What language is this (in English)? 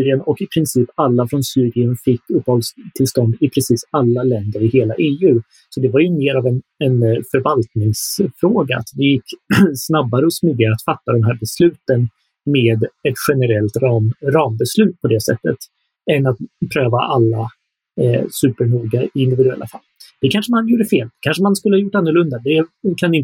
Swedish